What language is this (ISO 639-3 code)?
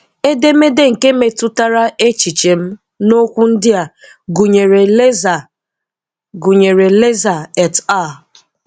ibo